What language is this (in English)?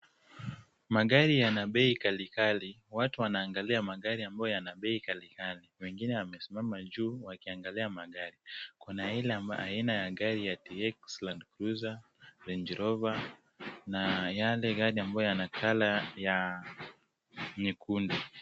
Swahili